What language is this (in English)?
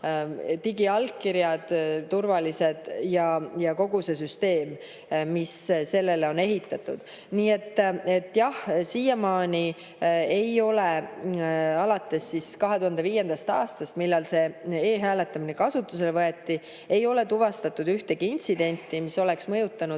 Estonian